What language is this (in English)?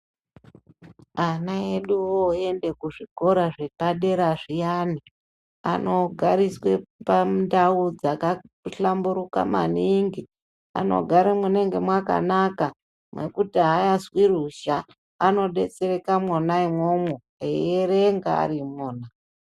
Ndau